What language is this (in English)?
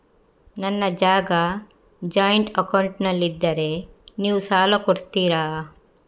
Kannada